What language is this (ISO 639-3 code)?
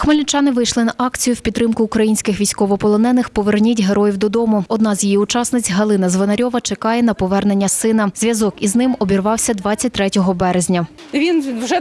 ukr